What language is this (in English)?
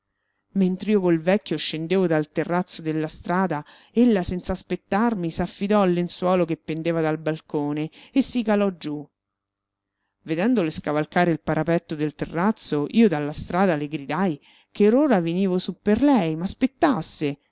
Italian